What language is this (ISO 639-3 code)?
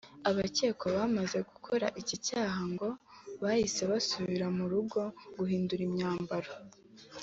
kin